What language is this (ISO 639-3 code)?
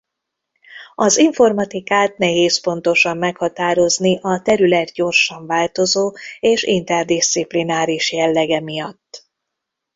hun